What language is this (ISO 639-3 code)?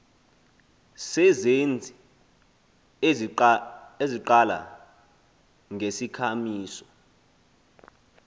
xho